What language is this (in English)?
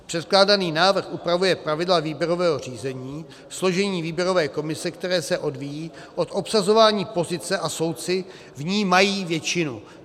Czech